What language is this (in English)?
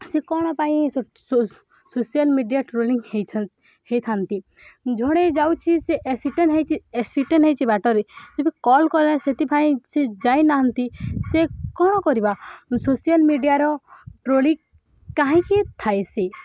Odia